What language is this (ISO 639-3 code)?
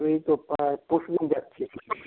ben